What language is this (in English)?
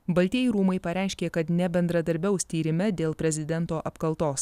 Lithuanian